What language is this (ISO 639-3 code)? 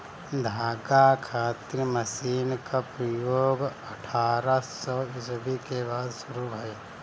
bho